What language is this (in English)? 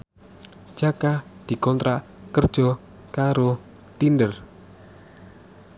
Javanese